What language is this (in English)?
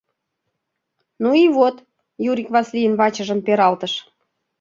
Mari